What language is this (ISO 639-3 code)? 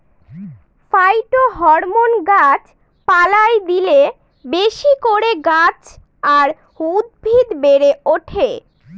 ben